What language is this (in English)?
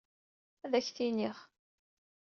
Kabyle